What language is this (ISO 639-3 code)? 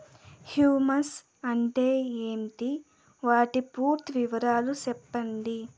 tel